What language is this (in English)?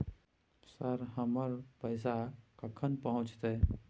Maithili